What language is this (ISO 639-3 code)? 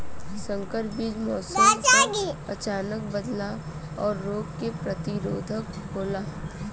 bho